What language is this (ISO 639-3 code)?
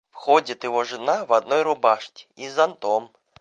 rus